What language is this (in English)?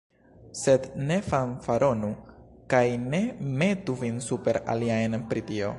Esperanto